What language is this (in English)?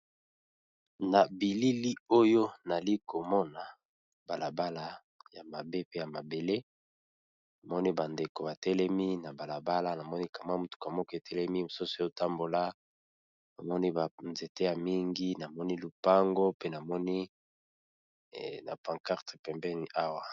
Lingala